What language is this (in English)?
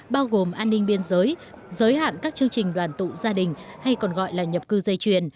Vietnamese